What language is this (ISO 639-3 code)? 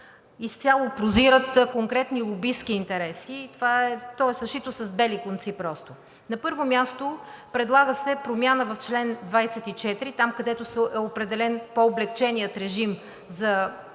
bul